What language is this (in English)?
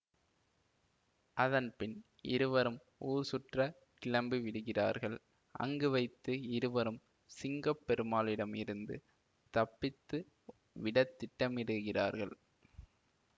Tamil